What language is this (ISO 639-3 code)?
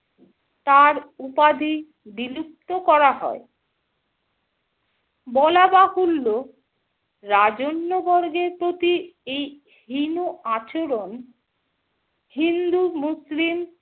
ben